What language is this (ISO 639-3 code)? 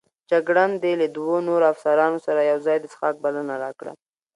pus